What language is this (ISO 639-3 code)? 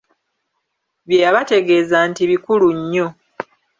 lug